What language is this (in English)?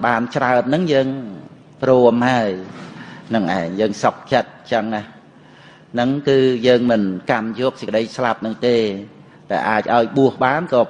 Khmer